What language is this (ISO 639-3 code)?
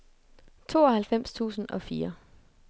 dan